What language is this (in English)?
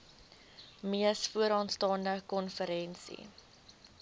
Afrikaans